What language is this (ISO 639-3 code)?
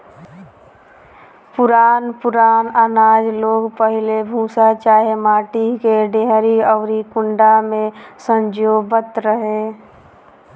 bho